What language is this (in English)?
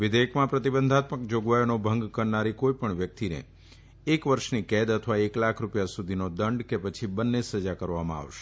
Gujarati